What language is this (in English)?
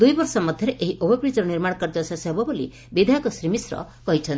Odia